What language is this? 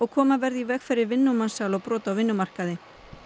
Icelandic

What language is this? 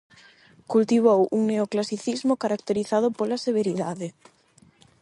Galician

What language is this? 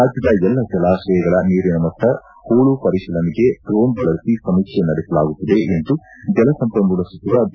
Kannada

